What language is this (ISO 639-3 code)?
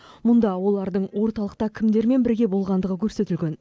kaz